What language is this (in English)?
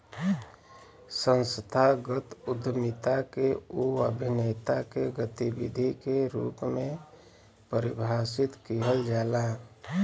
Bhojpuri